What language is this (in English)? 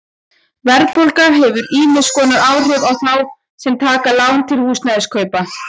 Icelandic